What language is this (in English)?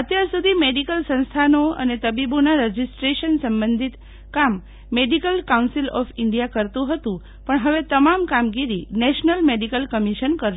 Gujarati